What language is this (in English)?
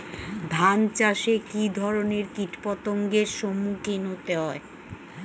Bangla